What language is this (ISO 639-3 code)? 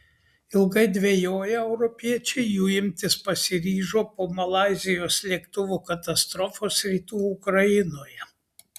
lit